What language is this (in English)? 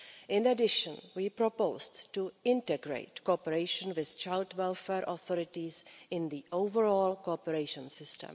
English